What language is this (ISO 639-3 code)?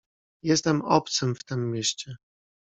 pol